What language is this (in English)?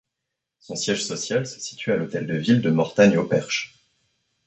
French